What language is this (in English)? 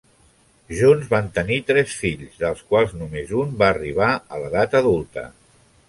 Catalan